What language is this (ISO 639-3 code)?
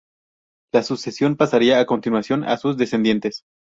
spa